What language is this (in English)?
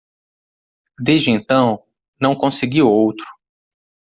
Portuguese